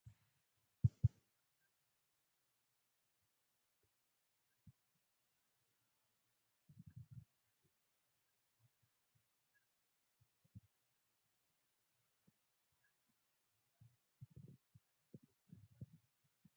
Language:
Oromo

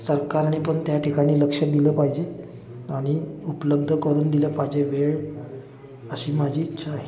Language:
Marathi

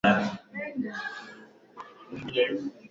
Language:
Swahili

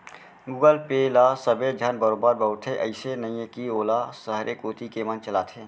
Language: Chhattisgarhi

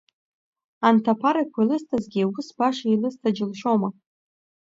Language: Abkhazian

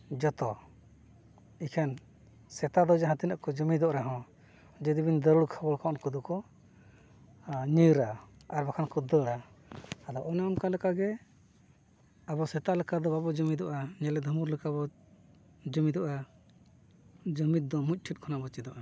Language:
Santali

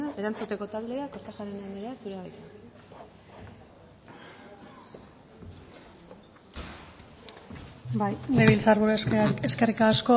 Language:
Basque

